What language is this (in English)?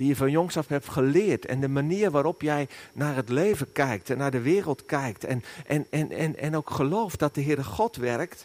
Dutch